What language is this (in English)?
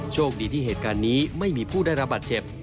Thai